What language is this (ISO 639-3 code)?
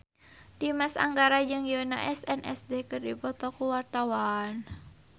sun